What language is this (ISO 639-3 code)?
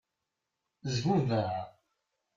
kab